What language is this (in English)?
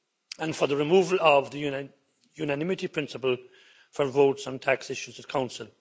English